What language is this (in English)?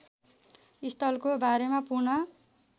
Nepali